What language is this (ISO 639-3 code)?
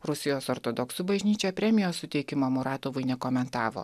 lit